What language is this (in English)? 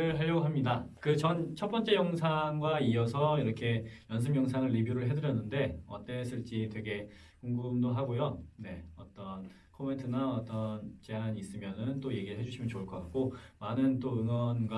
Korean